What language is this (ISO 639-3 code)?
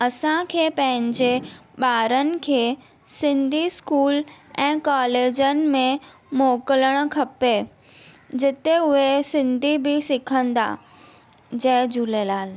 snd